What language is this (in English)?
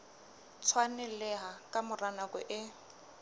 Southern Sotho